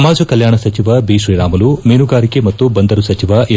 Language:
Kannada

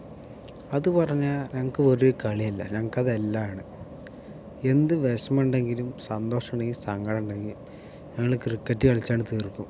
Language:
Malayalam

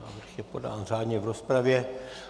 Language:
Czech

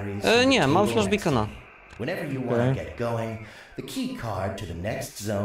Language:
Polish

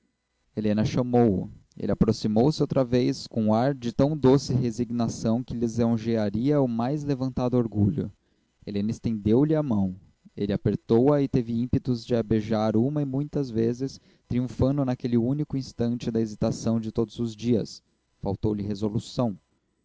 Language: Portuguese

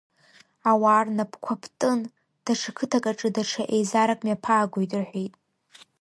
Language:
Abkhazian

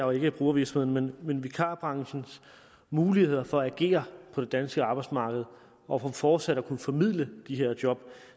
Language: Danish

